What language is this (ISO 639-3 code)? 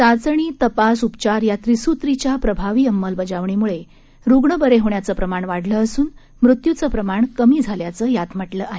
mar